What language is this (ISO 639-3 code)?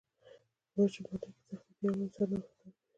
pus